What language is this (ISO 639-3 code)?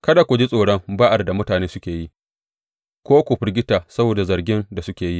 hau